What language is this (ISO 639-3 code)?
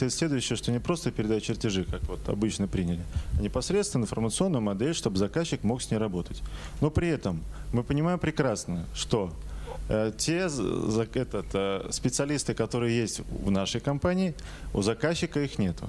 rus